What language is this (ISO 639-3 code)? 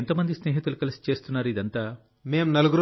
tel